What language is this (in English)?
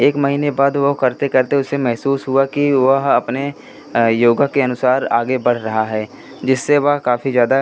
Hindi